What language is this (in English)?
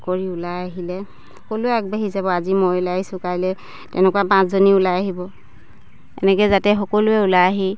Assamese